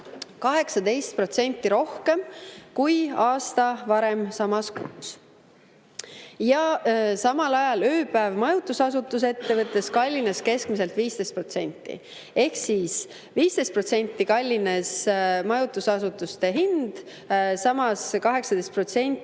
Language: Estonian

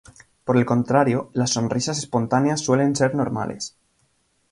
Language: Spanish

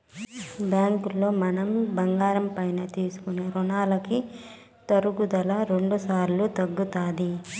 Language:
Telugu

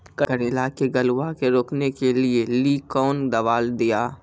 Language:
Maithili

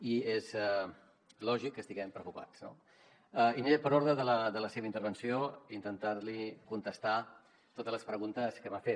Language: Catalan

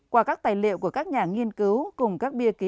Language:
Vietnamese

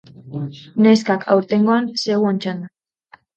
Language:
Basque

